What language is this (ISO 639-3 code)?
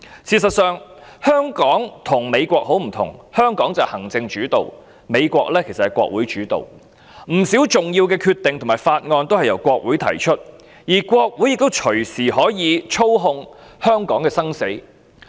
yue